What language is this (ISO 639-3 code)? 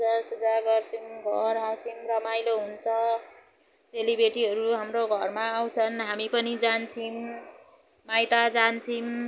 nep